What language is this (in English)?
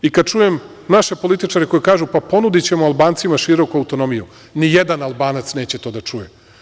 Serbian